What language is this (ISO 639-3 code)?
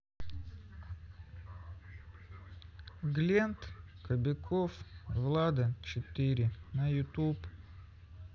rus